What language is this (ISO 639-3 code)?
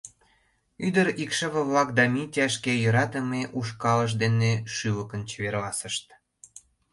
chm